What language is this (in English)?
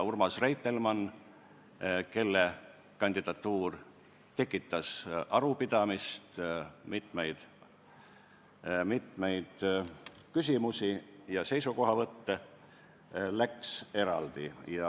Estonian